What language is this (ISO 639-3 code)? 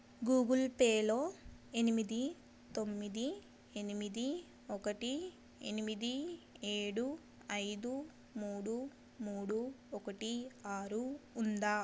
tel